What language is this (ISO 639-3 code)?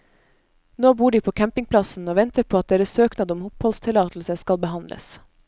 nor